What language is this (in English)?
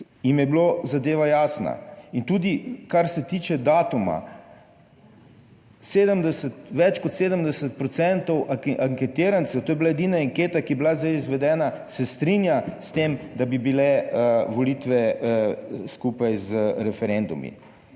Slovenian